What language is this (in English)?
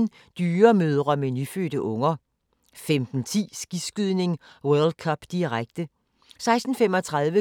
Danish